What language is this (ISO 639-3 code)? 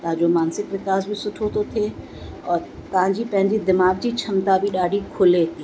snd